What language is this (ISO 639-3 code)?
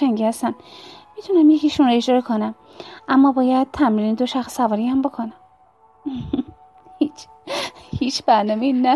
fas